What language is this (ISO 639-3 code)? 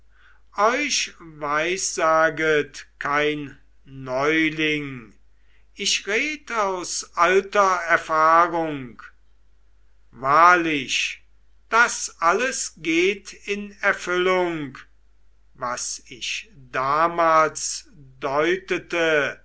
deu